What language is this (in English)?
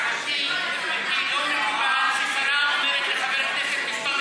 Hebrew